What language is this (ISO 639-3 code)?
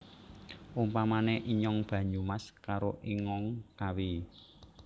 jav